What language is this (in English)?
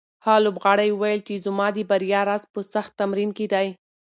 Pashto